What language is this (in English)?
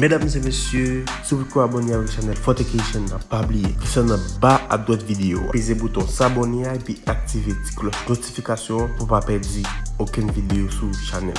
French